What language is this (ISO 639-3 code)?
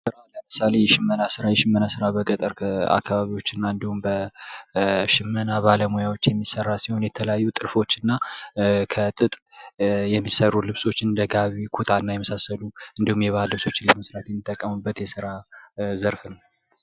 amh